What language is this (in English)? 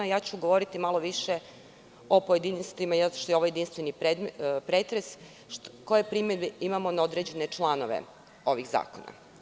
Serbian